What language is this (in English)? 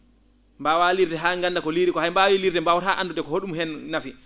Fula